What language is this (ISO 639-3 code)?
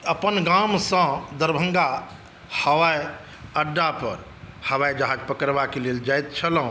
mai